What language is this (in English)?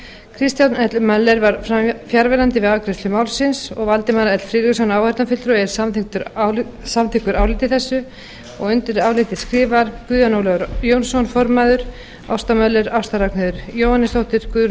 Icelandic